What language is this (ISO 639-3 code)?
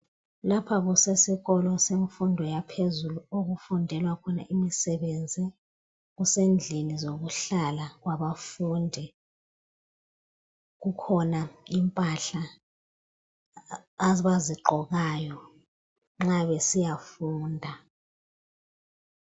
nde